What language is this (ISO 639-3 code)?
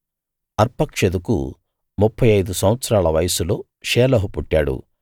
tel